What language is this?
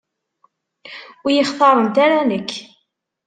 Kabyle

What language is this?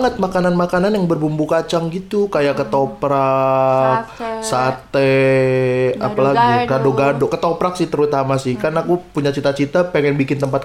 Indonesian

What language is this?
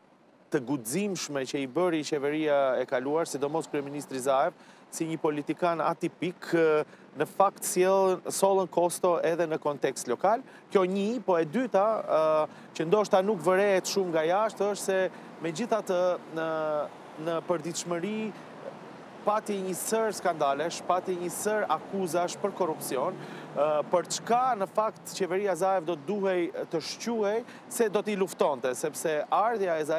Romanian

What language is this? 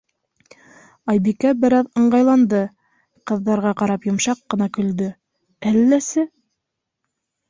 Bashkir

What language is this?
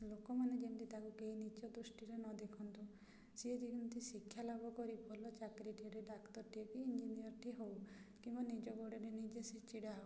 Odia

